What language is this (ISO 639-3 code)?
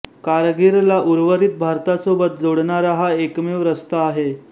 mar